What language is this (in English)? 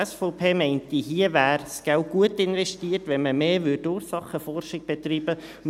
Swiss German